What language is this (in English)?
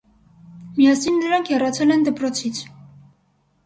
Armenian